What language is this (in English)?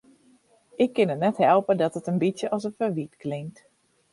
Western Frisian